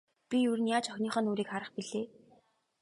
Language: Mongolian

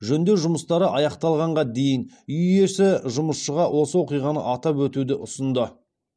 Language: Kazakh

